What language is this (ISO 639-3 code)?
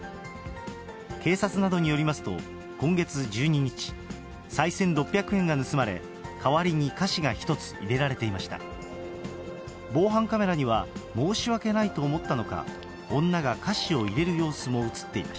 jpn